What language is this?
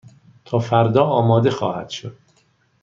Persian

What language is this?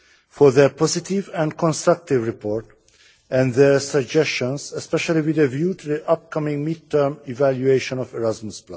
English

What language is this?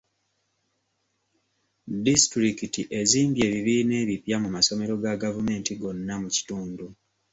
Ganda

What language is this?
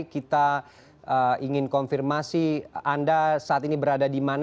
Indonesian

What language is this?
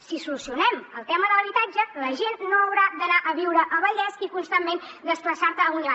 Catalan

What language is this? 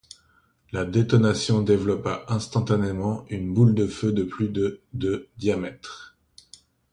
French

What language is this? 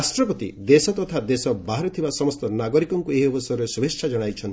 Odia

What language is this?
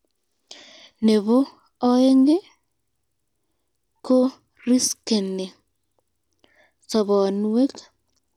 Kalenjin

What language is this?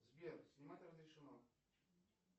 Russian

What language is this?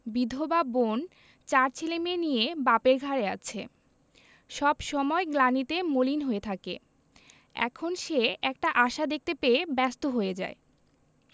Bangla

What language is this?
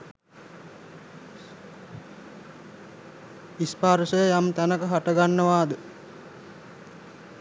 Sinhala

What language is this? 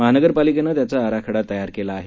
Marathi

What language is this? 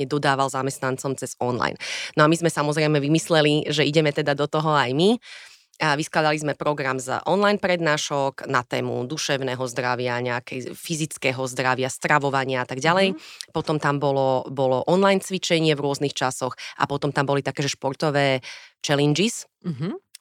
Slovak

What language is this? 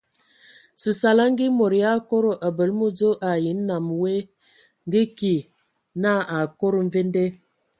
Ewondo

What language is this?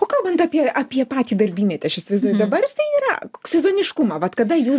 Lithuanian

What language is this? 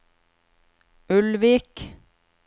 Norwegian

